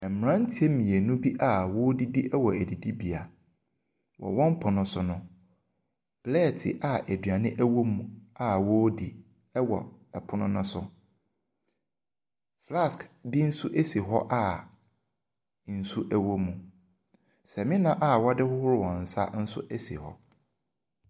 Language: Akan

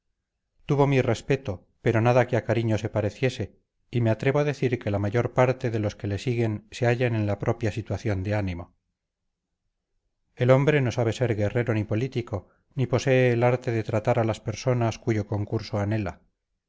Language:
Spanish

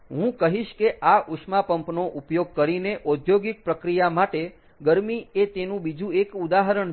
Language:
Gujarati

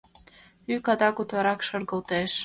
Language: Mari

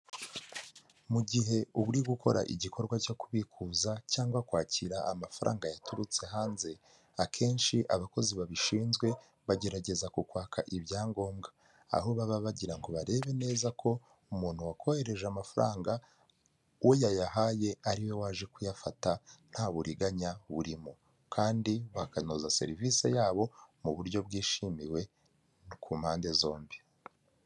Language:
Kinyarwanda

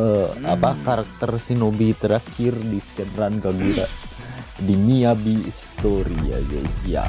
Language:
Indonesian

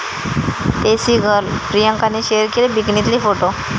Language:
Marathi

